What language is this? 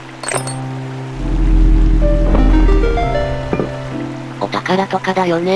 Japanese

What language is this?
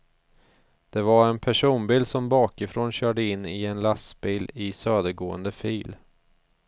Swedish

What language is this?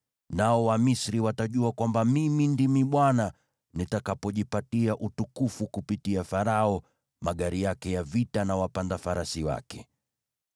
Swahili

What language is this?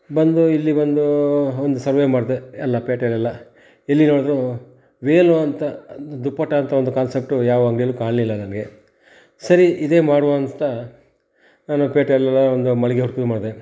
Kannada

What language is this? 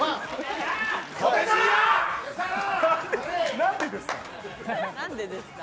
Japanese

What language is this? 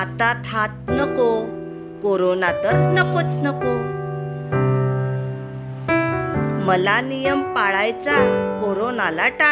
Indonesian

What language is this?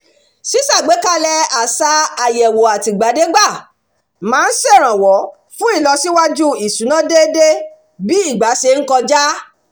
Yoruba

